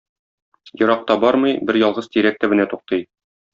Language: Tatar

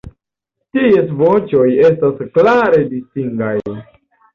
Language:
Esperanto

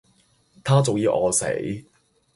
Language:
Cantonese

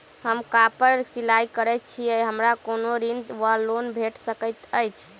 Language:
Maithili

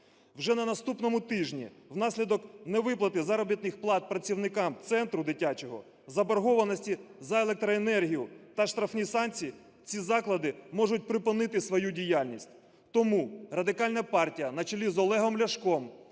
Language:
Ukrainian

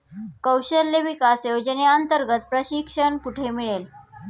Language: Marathi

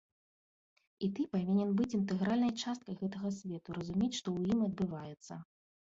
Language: Belarusian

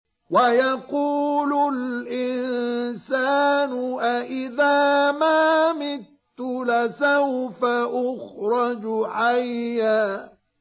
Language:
Arabic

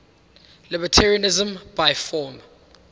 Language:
English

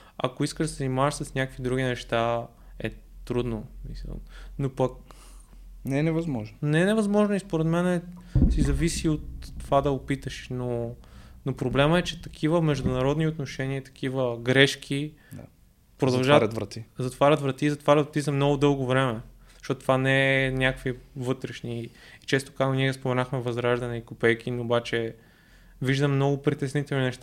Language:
Bulgarian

